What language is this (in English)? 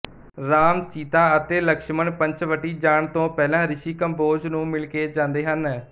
Punjabi